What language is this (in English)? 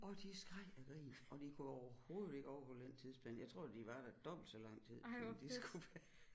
Danish